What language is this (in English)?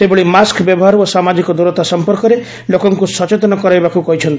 Odia